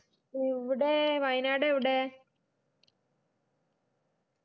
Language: Malayalam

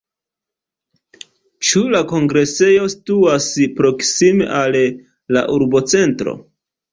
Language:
Esperanto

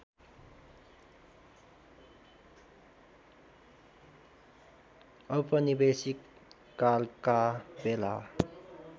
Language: Nepali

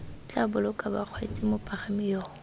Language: Tswana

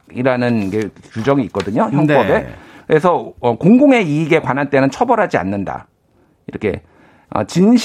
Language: Korean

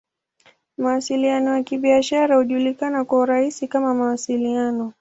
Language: Swahili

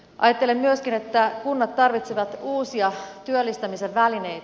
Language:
Finnish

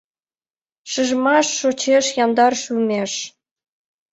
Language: Mari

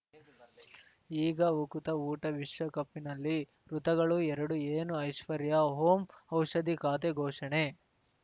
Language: Kannada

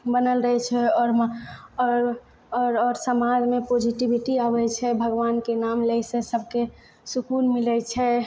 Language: Maithili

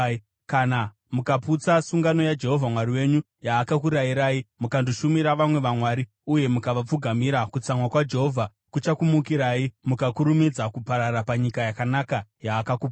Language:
Shona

